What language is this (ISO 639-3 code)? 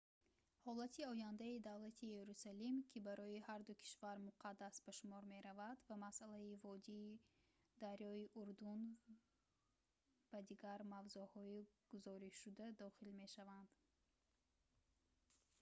tgk